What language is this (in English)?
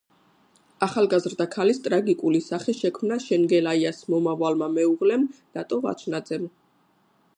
Georgian